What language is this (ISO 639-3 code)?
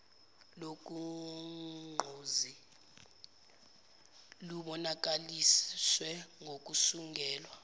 zul